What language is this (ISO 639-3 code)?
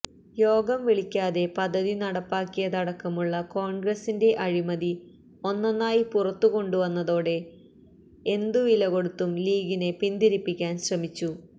mal